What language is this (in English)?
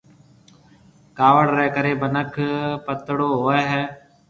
Marwari (Pakistan)